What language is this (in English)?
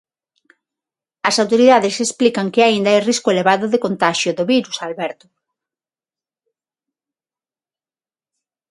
Galician